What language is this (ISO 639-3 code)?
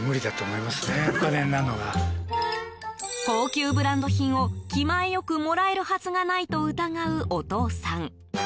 jpn